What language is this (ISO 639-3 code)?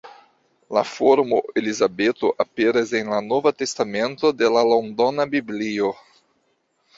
epo